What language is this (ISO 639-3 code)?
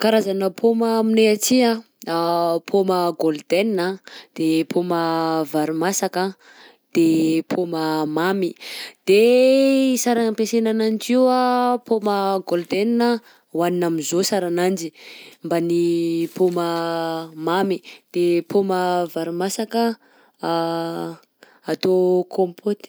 bzc